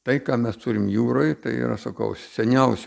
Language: Lithuanian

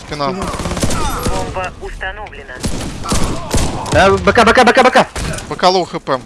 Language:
Russian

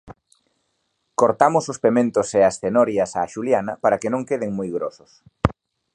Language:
Galician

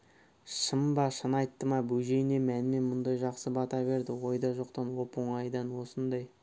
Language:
Kazakh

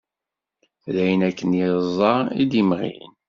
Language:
Kabyle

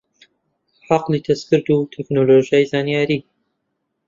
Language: Central Kurdish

